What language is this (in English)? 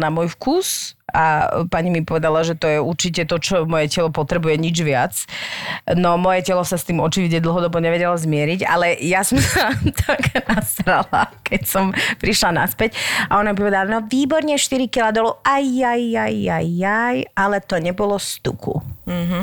Slovak